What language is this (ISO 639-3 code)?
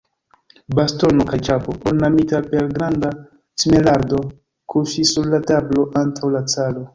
epo